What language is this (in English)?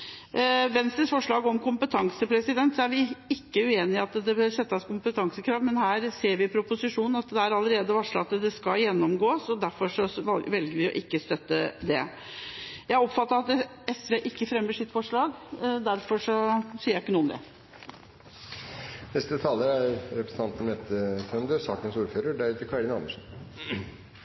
Norwegian Bokmål